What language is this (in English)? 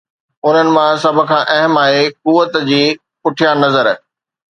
Sindhi